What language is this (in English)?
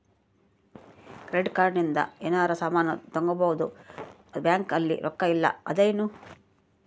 Kannada